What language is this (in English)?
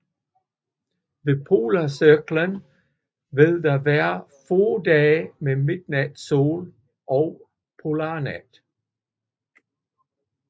Danish